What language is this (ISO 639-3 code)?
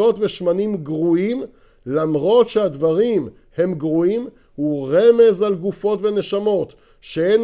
heb